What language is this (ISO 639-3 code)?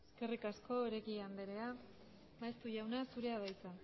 eus